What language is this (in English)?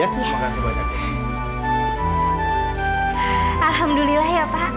Indonesian